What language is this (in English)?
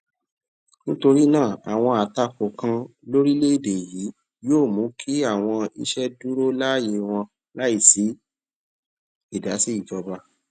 Yoruba